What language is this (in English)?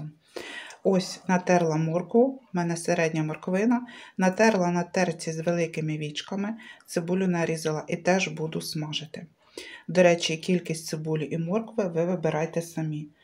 Ukrainian